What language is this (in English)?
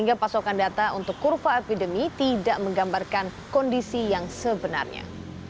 Indonesian